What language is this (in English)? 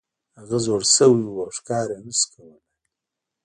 Pashto